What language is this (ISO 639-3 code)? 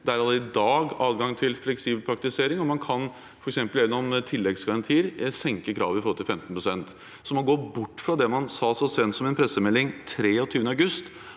nor